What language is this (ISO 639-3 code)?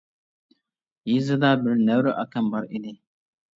uig